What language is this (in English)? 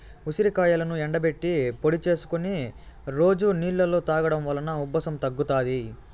Telugu